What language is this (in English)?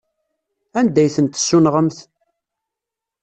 Kabyle